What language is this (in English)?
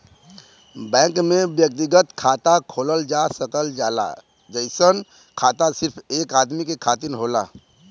Bhojpuri